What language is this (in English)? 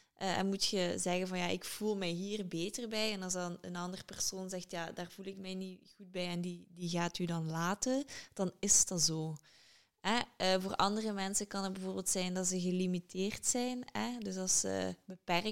Dutch